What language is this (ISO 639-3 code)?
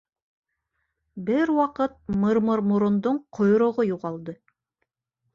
bak